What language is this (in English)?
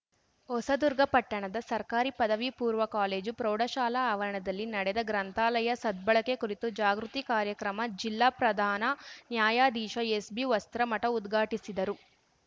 Kannada